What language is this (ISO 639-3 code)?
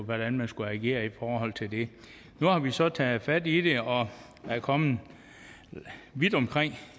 dan